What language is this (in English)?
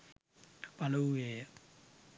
Sinhala